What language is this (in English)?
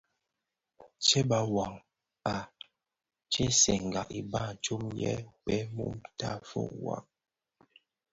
Bafia